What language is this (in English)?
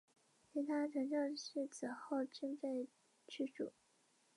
Chinese